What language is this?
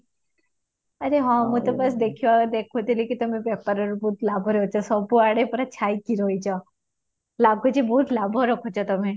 Odia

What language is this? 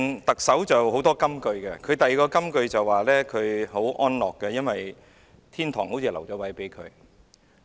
Cantonese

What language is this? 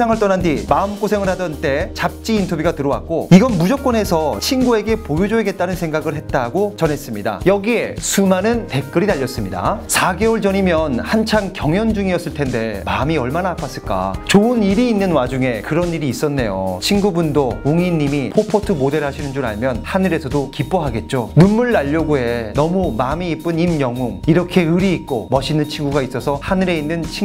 Korean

